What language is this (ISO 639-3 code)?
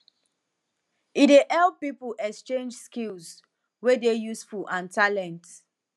pcm